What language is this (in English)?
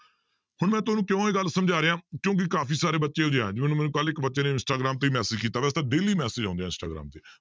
Punjabi